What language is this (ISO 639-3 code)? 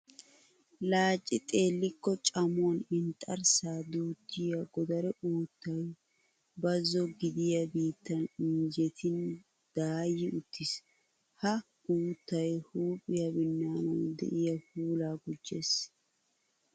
wal